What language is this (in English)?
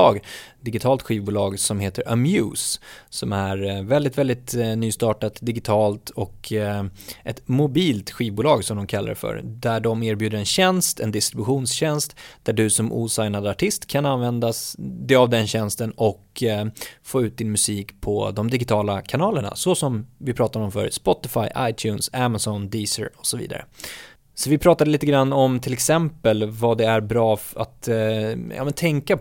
Swedish